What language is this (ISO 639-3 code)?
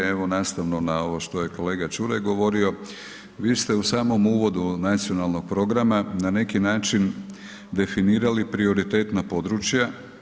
hrv